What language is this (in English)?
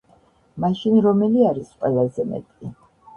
Georgian